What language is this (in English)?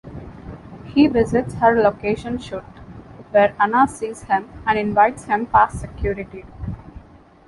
English